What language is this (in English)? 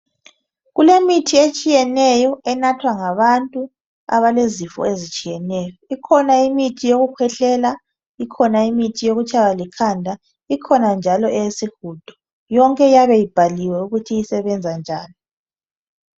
North Ndebele